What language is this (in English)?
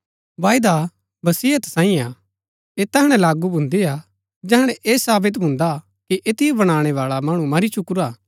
Gaddi